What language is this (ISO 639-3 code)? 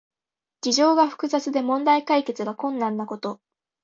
jpn